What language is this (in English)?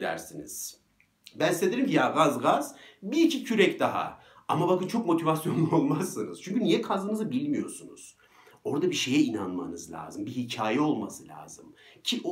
Turkish